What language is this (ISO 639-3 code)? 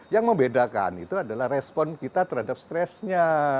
ind